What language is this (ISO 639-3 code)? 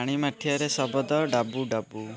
ori